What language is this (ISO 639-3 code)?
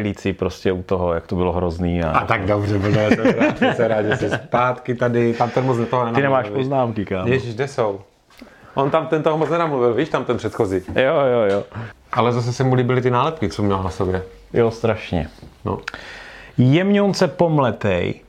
ces